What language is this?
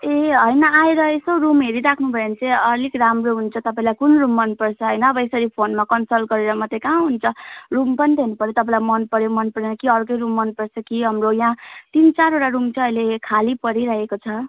Nepali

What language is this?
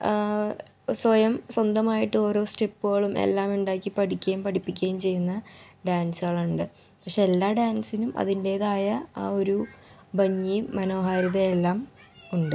Malayalam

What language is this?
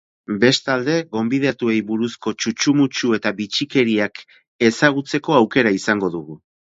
Basque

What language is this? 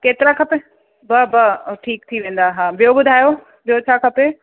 Sindhi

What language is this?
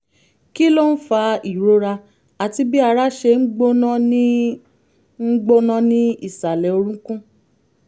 Yoruba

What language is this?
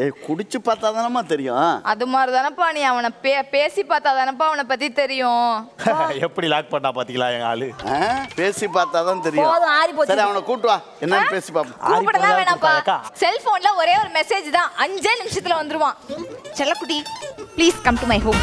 Korean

